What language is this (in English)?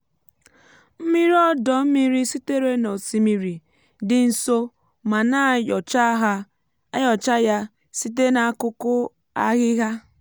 Igbo